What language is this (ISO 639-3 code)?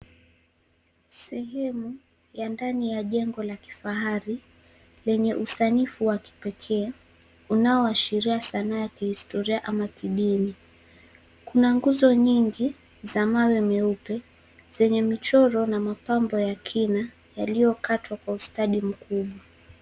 swa